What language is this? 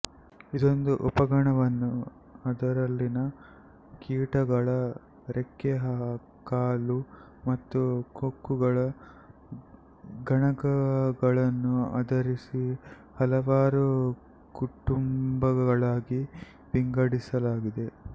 Kannada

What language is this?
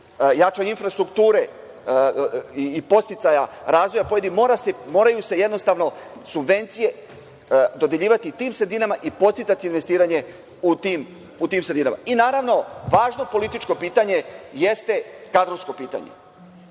Serbian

